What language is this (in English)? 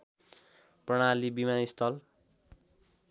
Nepali